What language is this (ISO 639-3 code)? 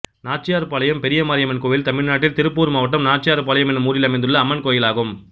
tam